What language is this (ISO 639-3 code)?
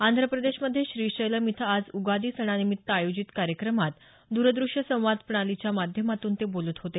mar